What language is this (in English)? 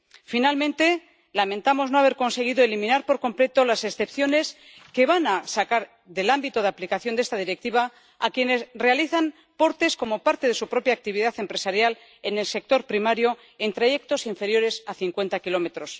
Spanish